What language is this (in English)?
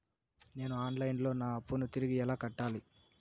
Telugu